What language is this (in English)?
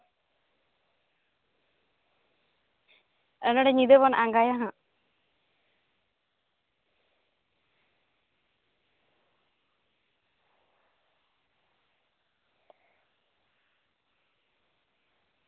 Santali